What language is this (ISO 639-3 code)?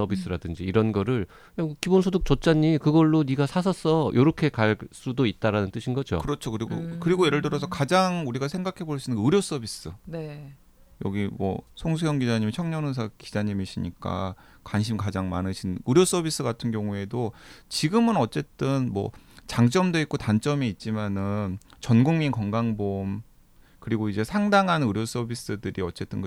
kor